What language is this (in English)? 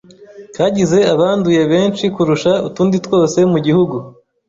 Kinyarwanda